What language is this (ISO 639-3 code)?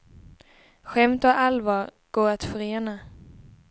swe